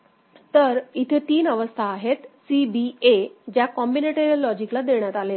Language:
Marathi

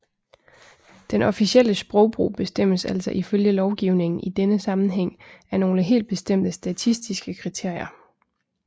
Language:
Danish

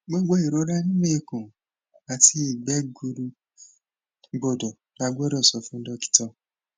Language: Yoruba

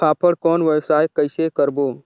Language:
Chhattisgarhi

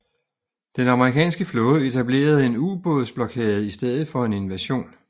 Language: Danish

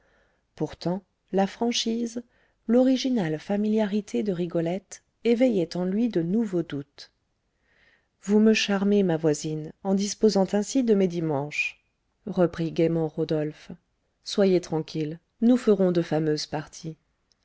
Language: French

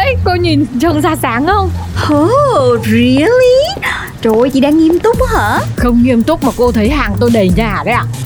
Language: Vietnamese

